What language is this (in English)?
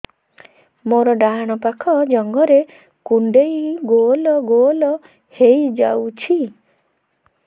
Odia